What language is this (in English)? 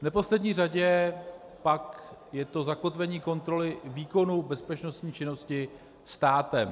Czech